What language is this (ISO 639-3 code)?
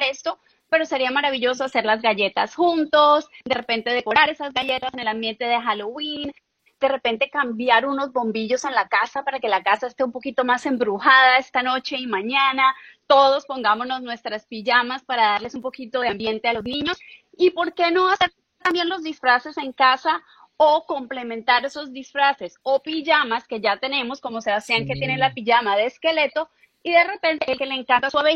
spa